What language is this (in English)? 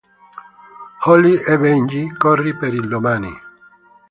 Italian